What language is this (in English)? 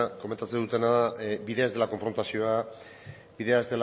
Basque